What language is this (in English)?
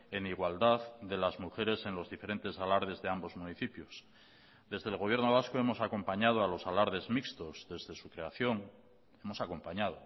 Spanish